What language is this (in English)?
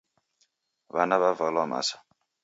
Taita